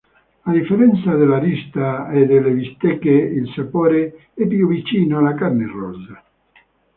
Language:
Italian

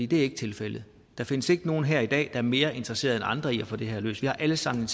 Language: Danish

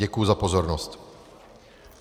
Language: Czech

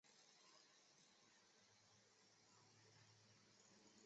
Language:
Chinese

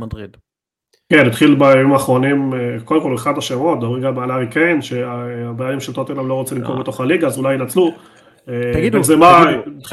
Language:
Hebrew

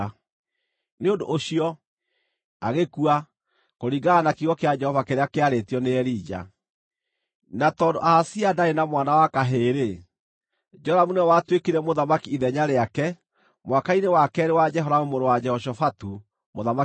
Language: Kikuyu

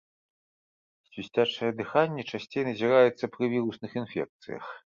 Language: Belarusian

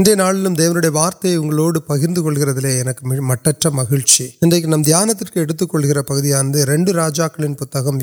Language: Urdu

